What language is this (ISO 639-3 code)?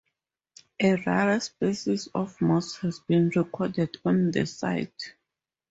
eng